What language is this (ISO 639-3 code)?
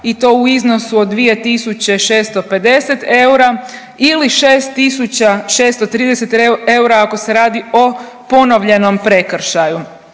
hrv